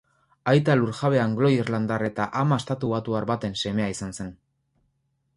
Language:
Basque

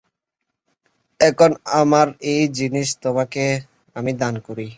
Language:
Bangla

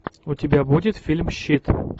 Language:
Russian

